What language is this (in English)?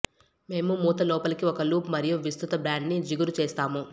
Telugu